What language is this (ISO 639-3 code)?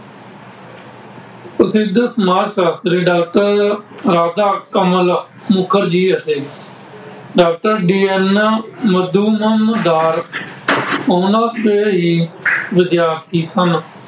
pan